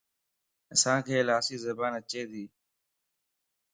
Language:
Lasi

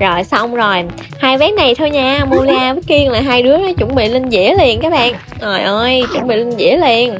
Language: Vietnamese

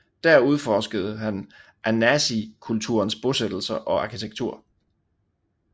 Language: Danish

